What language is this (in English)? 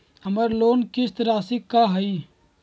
Magahi